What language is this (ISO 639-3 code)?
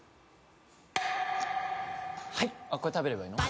jpn